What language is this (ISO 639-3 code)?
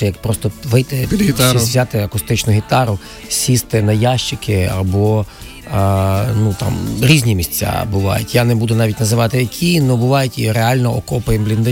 ukr